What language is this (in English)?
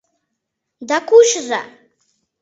Mari